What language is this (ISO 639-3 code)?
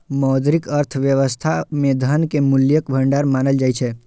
mai